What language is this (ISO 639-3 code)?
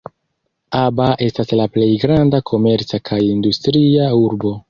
epo